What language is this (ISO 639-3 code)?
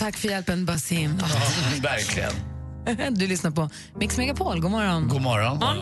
swe